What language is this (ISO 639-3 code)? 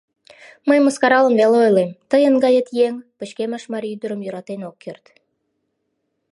chm